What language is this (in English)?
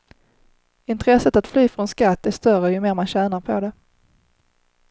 Swedish